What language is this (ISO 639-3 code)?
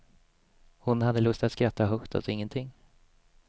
swe